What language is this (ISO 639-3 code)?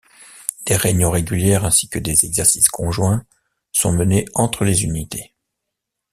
fra